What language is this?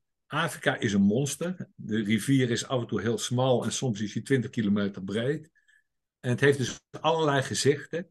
Dutch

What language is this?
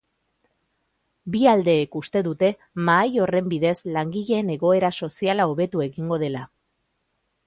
Basque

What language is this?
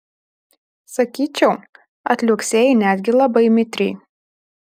Lithuanian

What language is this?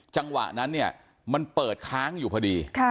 Thai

